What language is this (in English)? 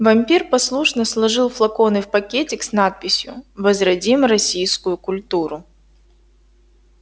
Russian